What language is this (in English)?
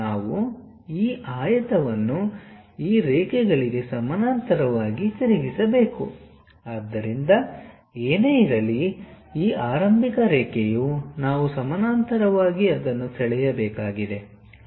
Kannada